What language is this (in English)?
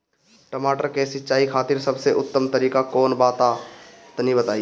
Bhojpuri